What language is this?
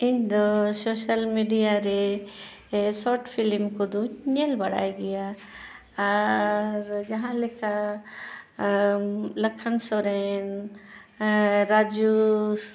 Santali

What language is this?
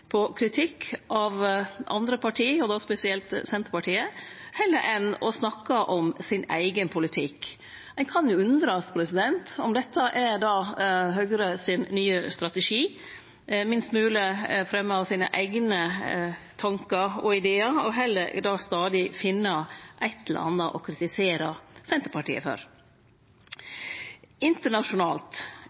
Norwegian Nynorsk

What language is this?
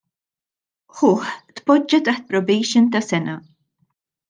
Maltese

